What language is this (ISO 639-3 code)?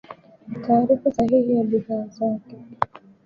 swa